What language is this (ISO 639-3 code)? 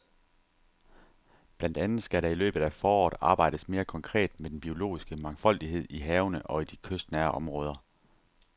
dan